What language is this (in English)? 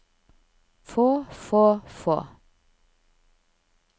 Norwegian